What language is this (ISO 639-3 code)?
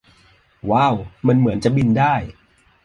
tha